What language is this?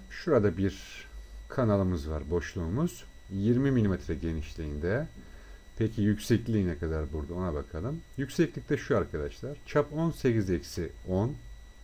Turkish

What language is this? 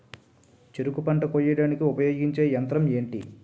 Telugu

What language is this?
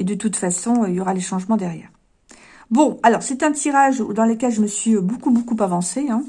French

